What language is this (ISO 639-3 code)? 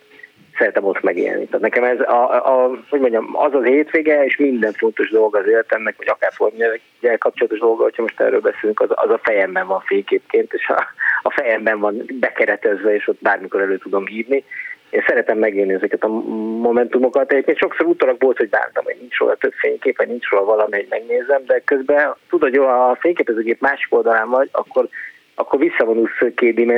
hun